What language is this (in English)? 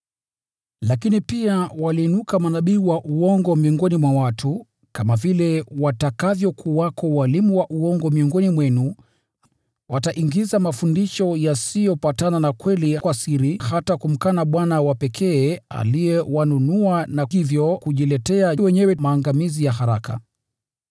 Swahili